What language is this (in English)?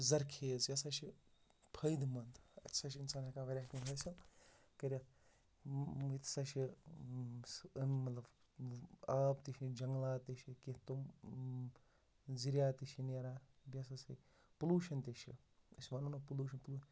Kashmiri